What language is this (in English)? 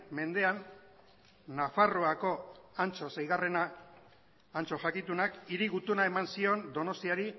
Basque